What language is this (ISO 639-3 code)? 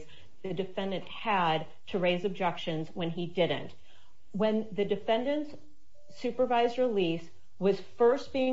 eng